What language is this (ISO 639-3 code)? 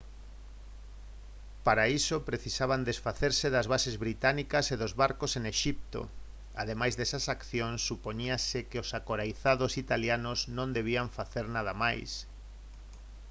glg